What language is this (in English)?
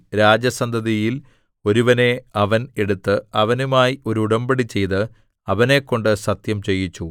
Malayalam